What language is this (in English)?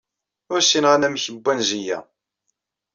Kabyle